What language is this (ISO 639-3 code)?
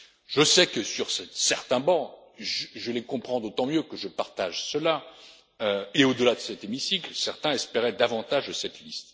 fra